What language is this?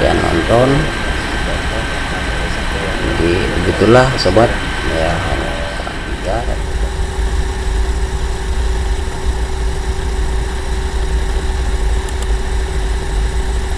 Indonesian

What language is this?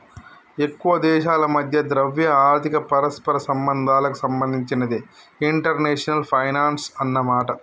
Telugu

